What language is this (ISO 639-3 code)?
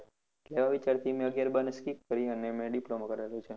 guj